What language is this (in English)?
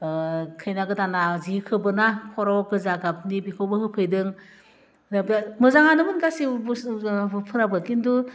Bodo